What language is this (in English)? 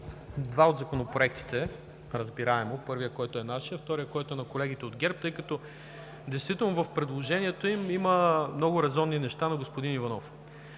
Bulgarian